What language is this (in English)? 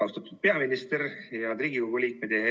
Estonian